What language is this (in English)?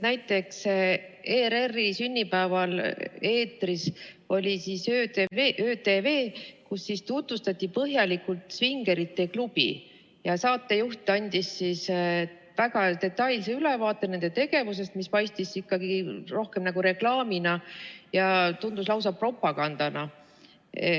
Estonian